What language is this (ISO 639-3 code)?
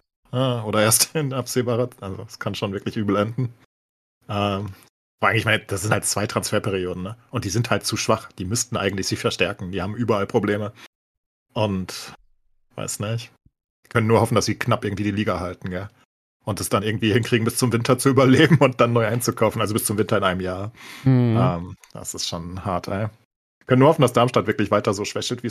deu